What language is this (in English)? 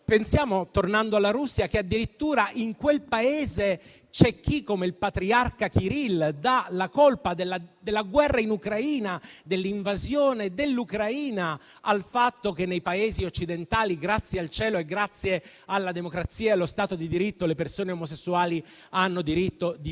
Italian